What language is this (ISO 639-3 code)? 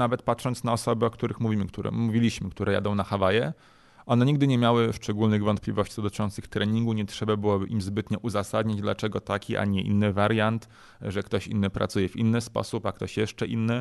pol